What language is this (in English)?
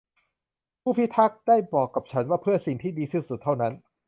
Thai